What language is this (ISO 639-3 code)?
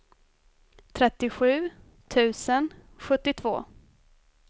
swe